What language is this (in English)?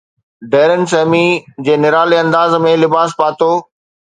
Sindhi